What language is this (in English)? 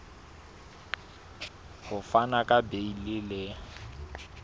Southern Sotho